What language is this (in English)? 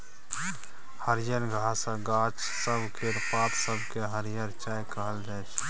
Maithili